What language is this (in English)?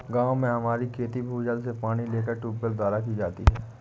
Hindi